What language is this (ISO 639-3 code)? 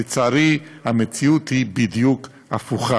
heb